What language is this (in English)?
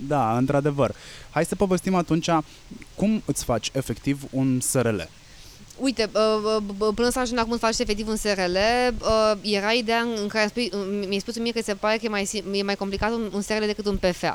Romanian